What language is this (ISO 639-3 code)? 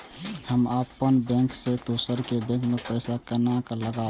mai